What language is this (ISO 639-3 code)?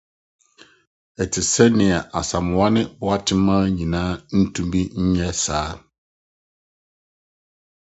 aka